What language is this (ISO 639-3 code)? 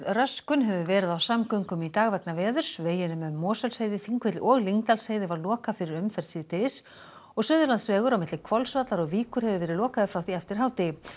isl